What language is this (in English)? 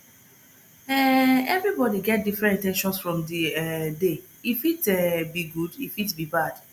Nigerian Pidgin